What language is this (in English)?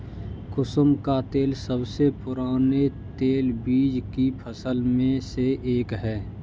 Hindi